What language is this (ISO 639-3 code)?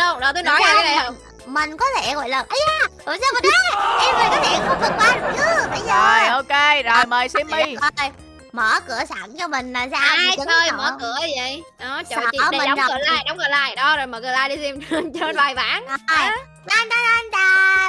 vie